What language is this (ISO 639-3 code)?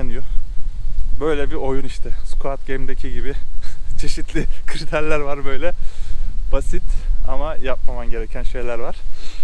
tur